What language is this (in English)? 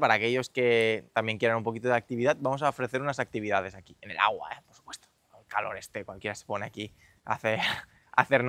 Spanish